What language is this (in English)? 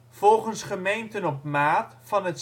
Dutch